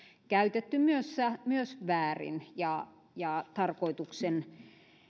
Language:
Finnish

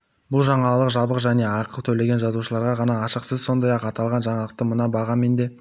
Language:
Kazakh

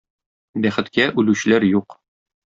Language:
Tatar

